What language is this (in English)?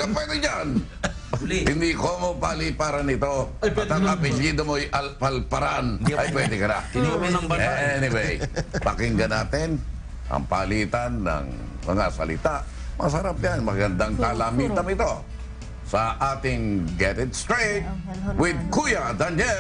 Filipino